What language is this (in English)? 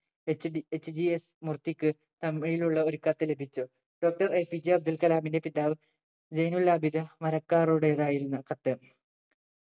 Malayalam